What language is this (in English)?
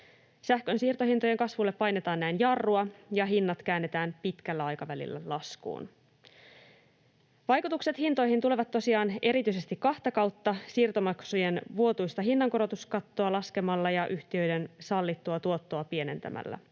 Finnish